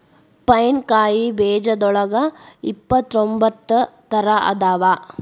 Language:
Kannada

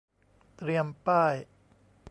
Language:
Thai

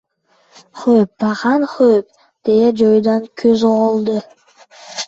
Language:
Uzbek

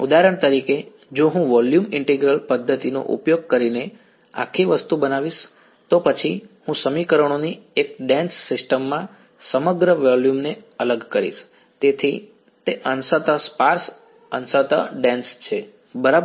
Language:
Gujarati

